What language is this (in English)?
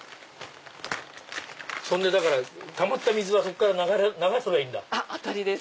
Japanese